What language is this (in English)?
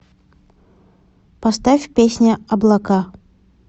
Russian